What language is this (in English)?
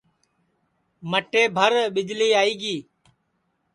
Sansi